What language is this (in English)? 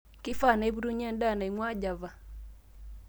Masai